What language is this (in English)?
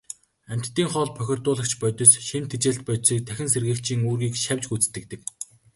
Mongolian